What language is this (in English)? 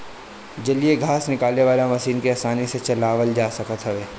Bhojpuri